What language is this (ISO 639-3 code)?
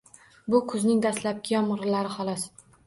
uzb